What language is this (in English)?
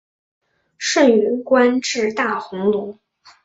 Chinese